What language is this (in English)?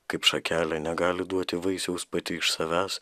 Lithuanian